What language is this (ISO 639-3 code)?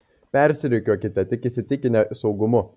lit